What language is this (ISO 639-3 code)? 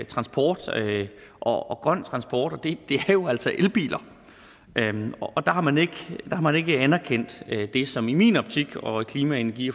dan